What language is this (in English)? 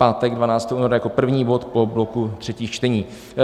Czech